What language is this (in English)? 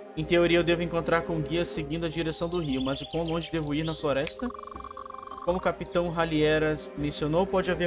Portuguese